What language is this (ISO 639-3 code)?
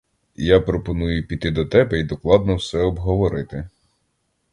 ukr